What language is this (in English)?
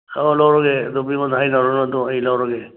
Manipuri